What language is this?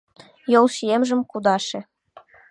Mari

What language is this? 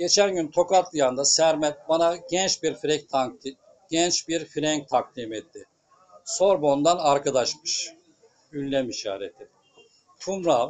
Turkish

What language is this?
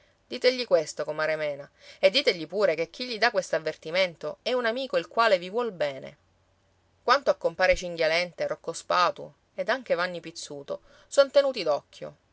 Italian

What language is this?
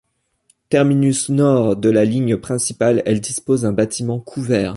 French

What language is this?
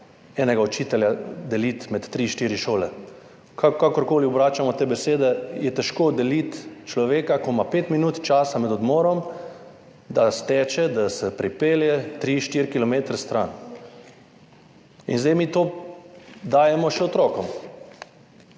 Slovenian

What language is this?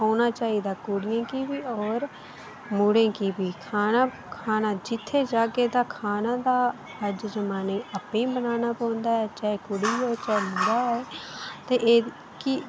Dogri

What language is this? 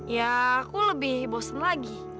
Indonesian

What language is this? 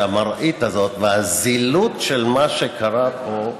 Hebrew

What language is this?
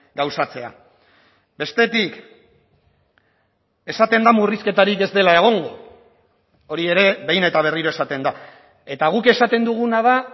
Basque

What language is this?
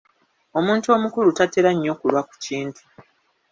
Ganda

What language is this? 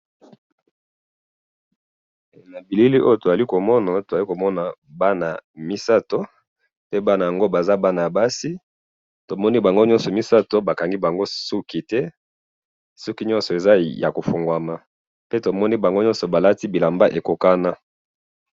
Lingala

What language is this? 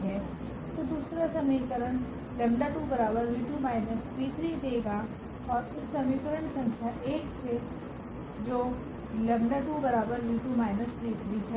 Hindi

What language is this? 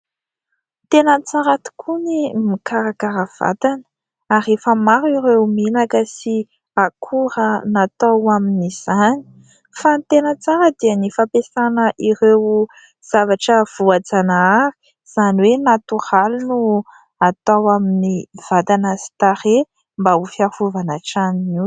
Malagasy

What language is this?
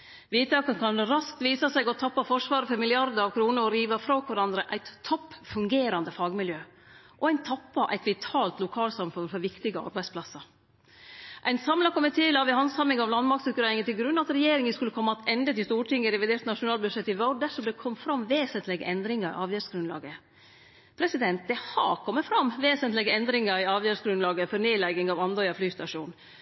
Norwegian Nynorsk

